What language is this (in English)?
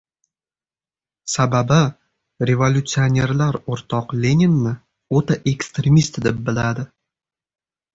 Uzbek